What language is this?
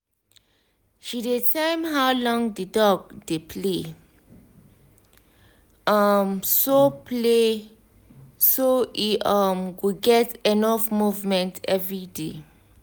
Nigerian Pidgin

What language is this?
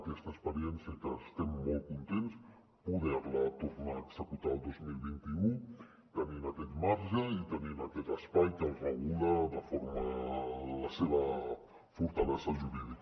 Catalan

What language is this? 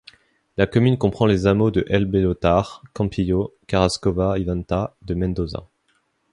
French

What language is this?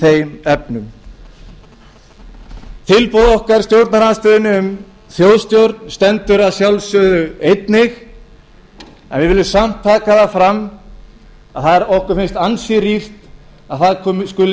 Icelandic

